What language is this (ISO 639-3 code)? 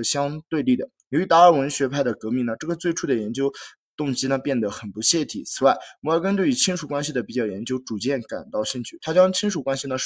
zho